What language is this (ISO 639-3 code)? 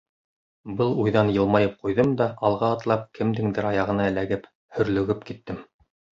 bak